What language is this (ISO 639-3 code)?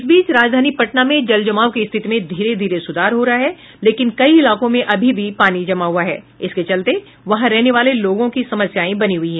hin